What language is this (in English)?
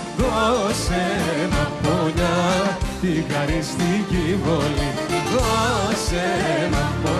Greek